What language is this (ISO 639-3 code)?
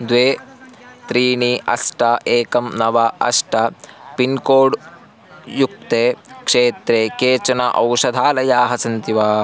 san